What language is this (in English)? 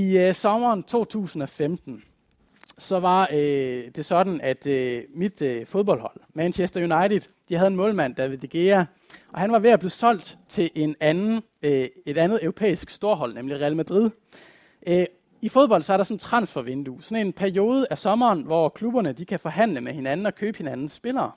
Danish